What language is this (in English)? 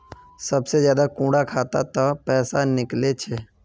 Magahi